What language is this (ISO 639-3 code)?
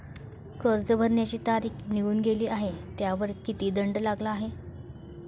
mar